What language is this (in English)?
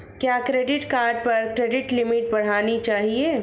Hindi